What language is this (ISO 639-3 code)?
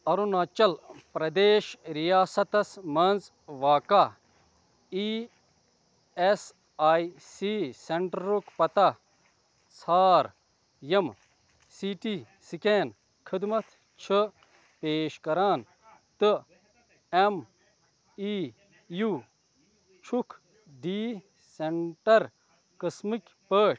kas